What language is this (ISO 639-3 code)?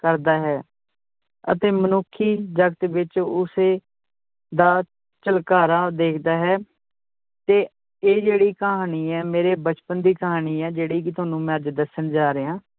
pan